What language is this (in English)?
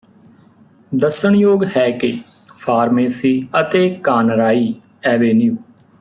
Punjabi